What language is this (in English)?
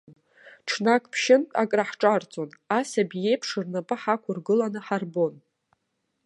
Abkhazian